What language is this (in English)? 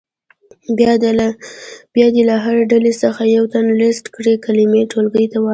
Pashto